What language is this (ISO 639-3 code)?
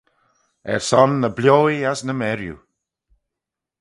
glv